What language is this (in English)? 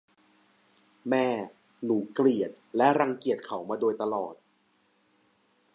Thai